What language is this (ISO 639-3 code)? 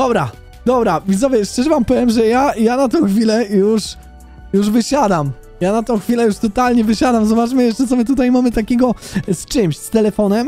pol